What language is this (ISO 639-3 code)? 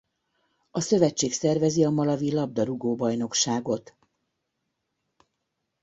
hun